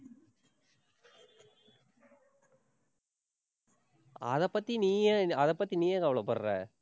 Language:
Tamil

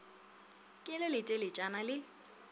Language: Northern Sotho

